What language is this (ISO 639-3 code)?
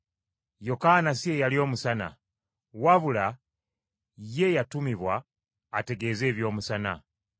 lug